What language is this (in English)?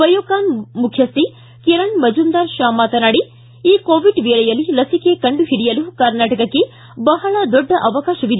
Kannada